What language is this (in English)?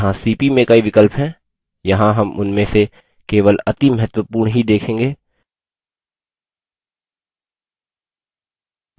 Hindi